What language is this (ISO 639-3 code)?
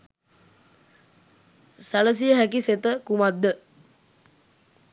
sin